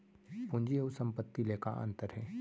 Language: Chhattisgarhi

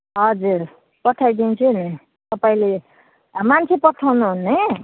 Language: Nepali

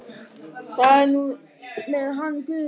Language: Icelandic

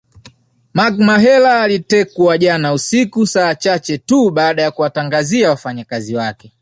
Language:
Swahili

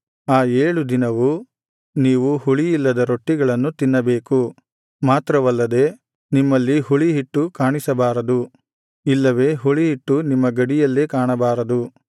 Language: Kannada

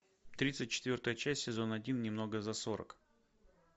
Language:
Russian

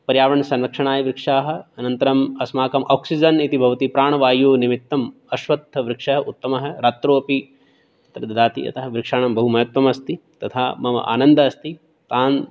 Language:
Sanskrit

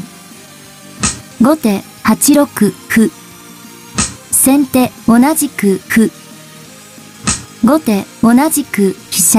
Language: Japanese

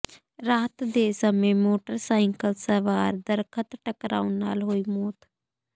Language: Punjabi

